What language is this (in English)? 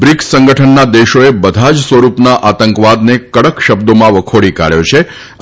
Gujarati